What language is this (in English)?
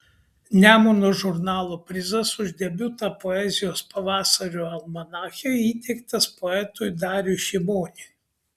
Lithuanian